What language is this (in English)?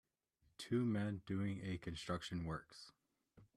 English